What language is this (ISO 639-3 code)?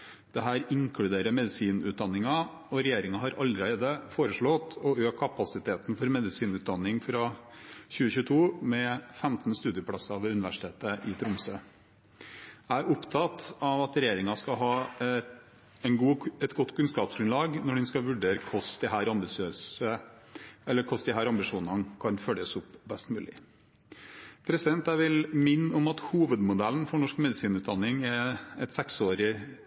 nob